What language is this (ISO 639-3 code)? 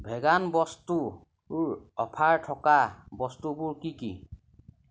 asm